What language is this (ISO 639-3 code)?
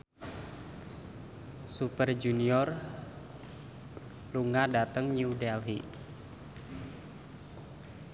jav